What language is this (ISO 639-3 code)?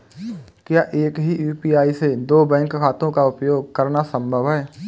hin